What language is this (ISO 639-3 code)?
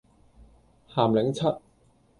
yue